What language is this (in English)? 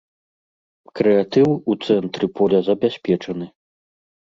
Belarusian